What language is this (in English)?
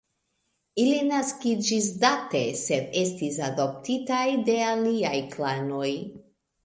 Esperanto